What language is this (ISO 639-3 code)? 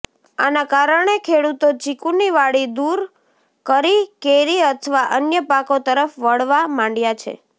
guj